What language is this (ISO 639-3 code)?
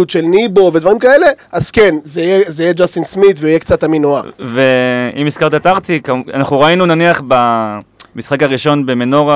heb